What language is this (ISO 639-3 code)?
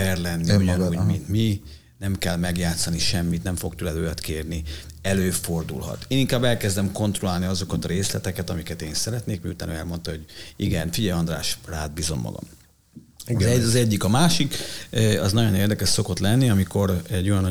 hun